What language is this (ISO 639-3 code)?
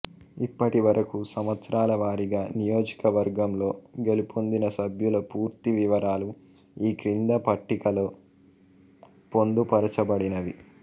tel